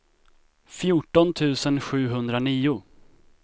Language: Swedish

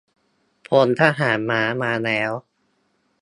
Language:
Thai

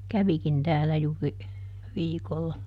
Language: Finnish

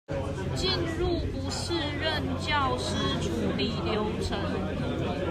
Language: Chinese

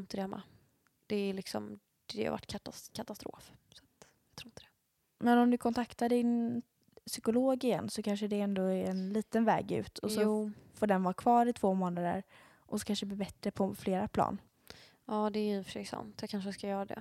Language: Swedish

